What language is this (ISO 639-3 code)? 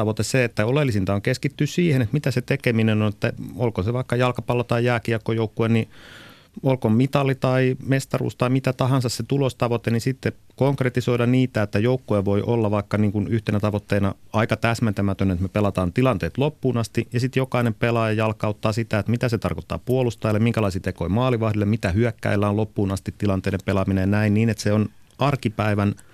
fin